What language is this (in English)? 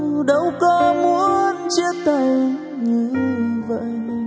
Vietnamese